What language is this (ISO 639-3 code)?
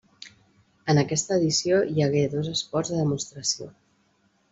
cat